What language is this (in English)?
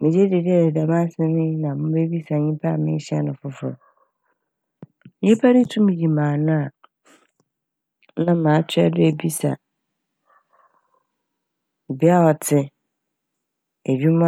Akan